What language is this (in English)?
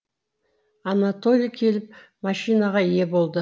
Kazakh